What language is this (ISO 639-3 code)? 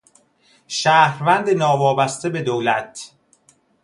fas